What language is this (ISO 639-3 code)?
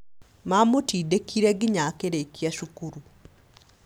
kik